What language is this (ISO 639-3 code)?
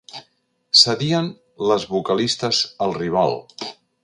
cat